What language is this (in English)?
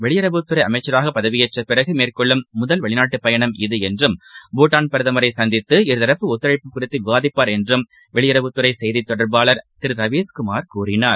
Tamil